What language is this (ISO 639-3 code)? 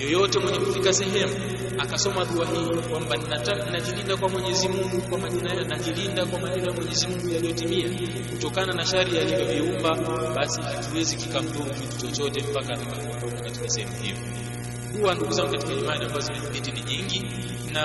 swa